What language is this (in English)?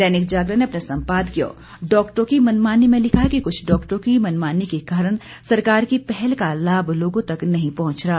Hindi